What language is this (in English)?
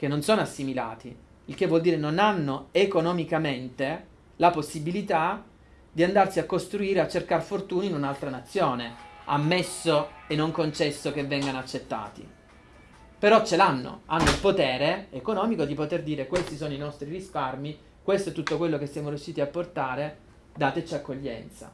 Italian